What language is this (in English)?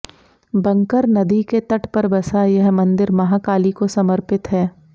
Hindi